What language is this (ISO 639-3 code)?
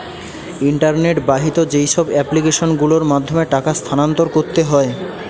ben